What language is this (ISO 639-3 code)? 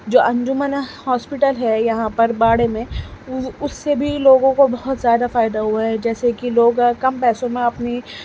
urd